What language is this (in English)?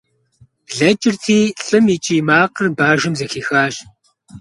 Kabardian